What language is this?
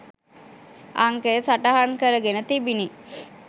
Sinhala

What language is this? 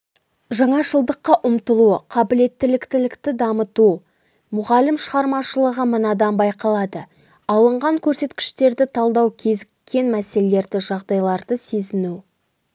Kazakh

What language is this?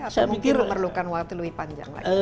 Indonesian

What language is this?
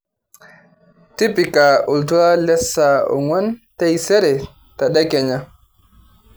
Masai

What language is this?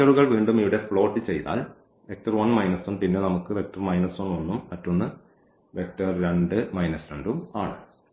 Malayalam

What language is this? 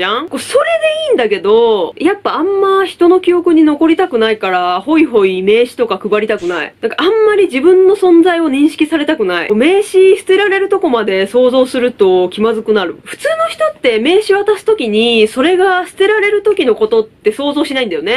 Japanese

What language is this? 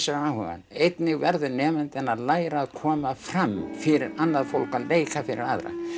Icelandic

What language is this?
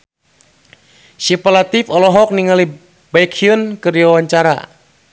Sundanese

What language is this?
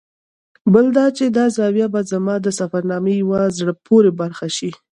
Pashto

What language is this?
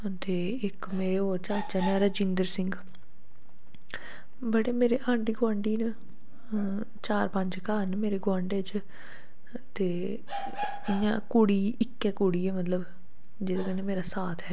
Dogri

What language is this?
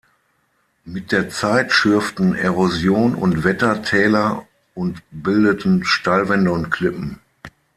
German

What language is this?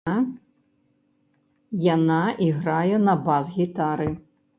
Belarusian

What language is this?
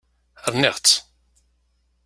Kabyle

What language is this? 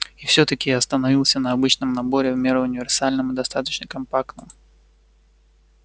Russian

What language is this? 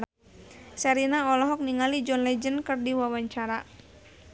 Sundanese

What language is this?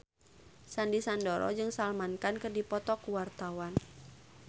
Sundanese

